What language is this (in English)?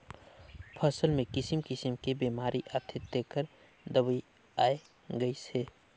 Chhattisgarhi